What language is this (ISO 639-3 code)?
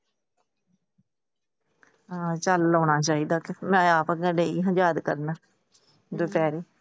pan